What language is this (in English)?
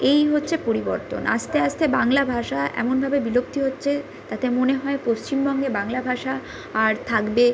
Bangla